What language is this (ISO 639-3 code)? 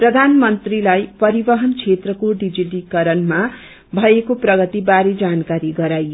nep